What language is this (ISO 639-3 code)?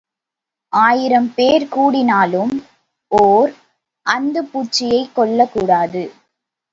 tam